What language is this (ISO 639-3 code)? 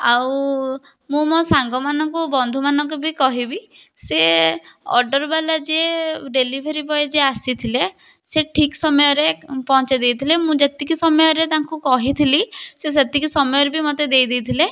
ori